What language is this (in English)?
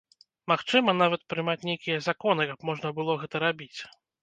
Belarusian